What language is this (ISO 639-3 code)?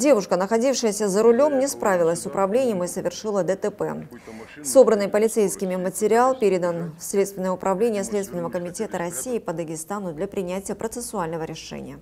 rus